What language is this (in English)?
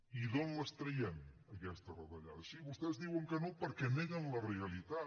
Catalan